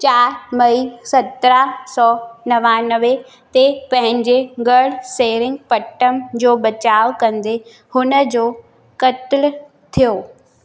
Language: Sindhi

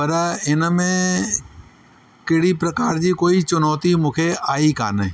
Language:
Sindhi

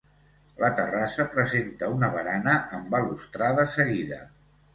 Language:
Catalan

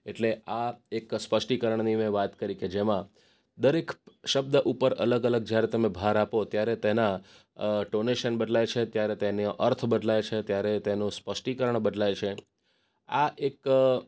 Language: Gujarati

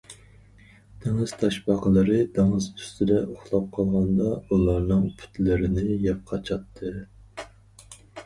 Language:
Uyghur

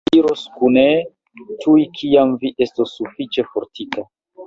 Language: Esperanto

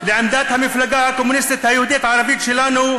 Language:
Hebrew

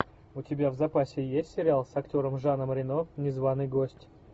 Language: Russian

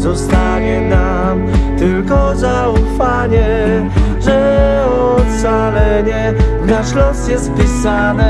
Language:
Polish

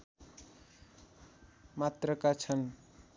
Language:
Nepali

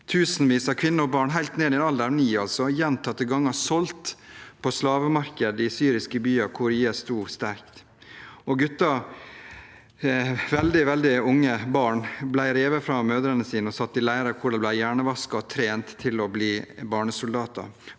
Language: Norwegian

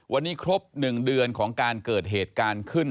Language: Thai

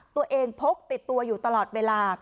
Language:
Thai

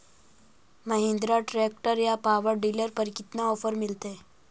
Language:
Magahi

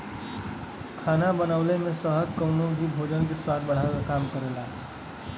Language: Bhojpuri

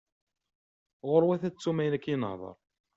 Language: Kabyle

